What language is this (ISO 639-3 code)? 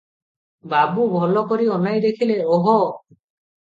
ori